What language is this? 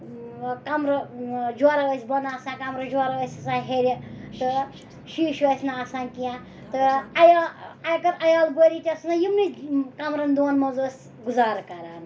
Kashmiri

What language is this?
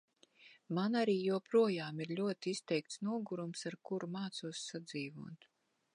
Latvian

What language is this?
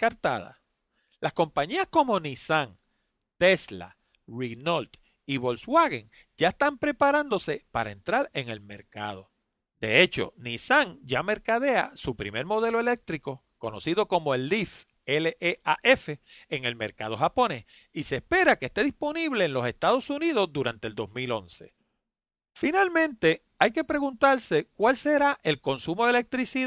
Spanish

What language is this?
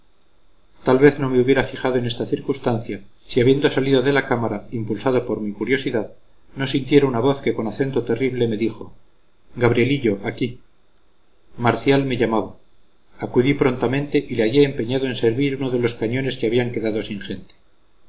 Spanish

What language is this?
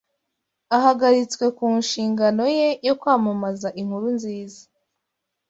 Kinyarwanda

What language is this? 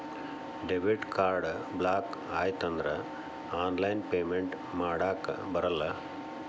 Kannada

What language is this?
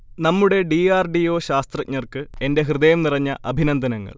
Malayalam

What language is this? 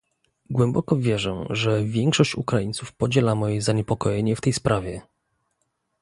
Polish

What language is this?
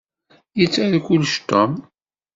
Kabyle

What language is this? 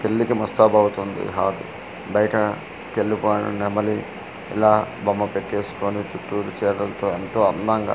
Telugu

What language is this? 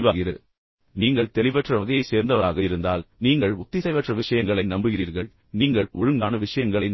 Tamil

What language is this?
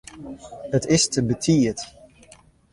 Western Frisian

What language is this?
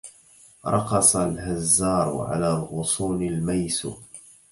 Arabic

